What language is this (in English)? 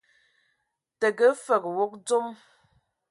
Ewondo